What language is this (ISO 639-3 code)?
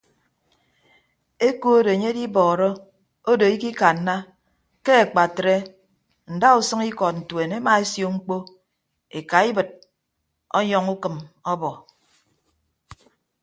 ibb